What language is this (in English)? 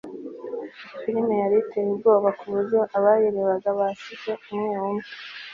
Kinyarwanda